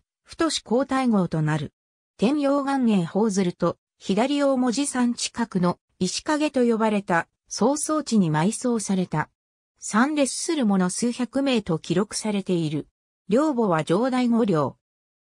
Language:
Japanese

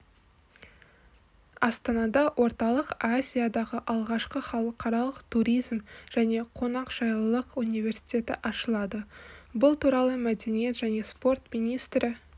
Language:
Kazakh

